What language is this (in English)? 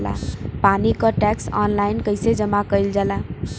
Bhojpuri